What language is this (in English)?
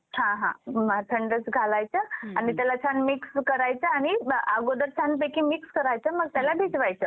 Marathi